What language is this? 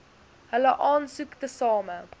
Afrikaans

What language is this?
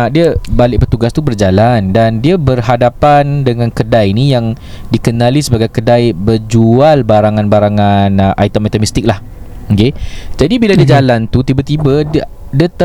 Malay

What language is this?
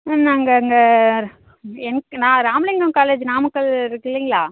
Tamil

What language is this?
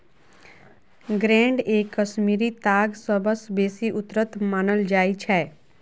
Maithili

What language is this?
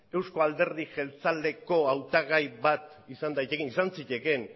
Basque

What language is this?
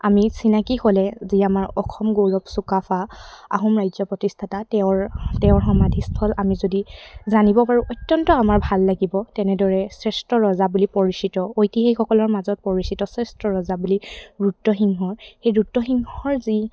Assamese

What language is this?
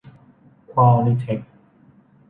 Thai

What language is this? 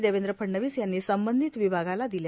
Marathi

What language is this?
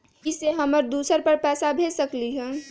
Magahi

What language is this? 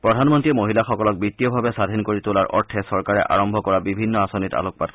Assamese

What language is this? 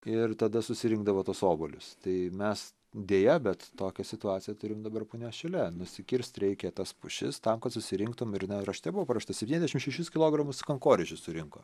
Lithuanian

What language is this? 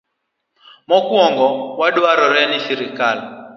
Luo (Kenya and Tanzania)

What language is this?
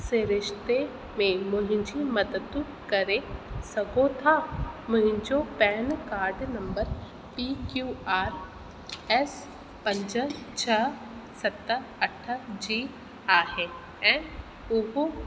Sindhi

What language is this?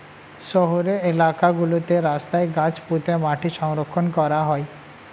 Bangla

